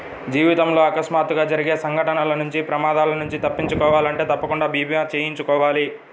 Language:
Telugu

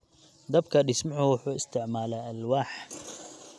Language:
Somali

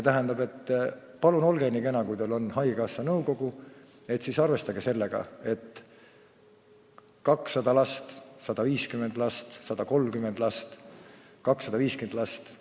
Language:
Estonian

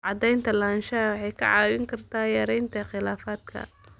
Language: Somali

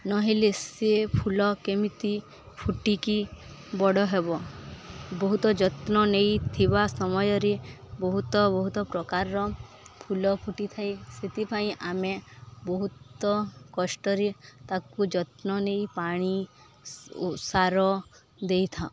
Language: Odia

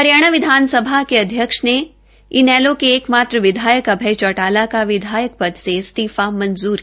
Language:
Hindi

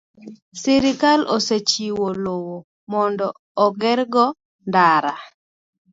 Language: Luo (Kenya and Tanzania)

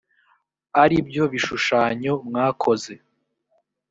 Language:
Kinyarwanda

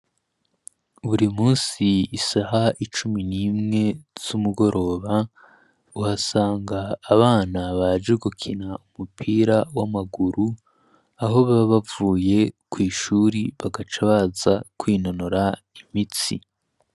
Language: Rundi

